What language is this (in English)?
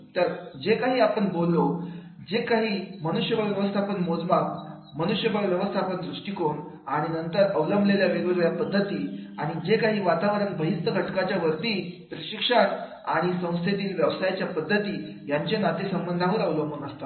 Marathi